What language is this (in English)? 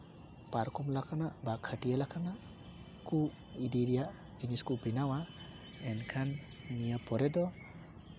Santali